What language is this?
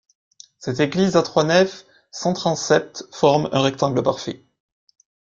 French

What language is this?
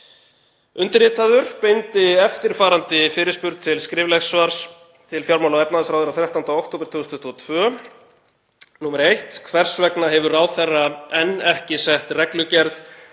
Icelandic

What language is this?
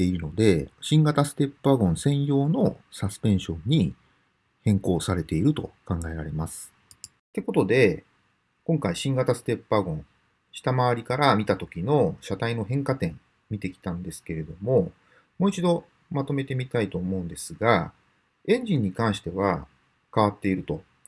Japanese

